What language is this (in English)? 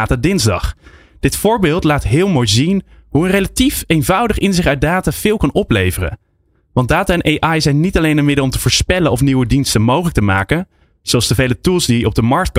Dutch